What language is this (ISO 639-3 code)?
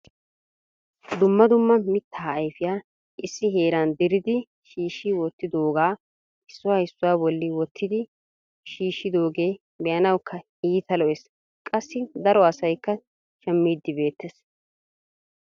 wal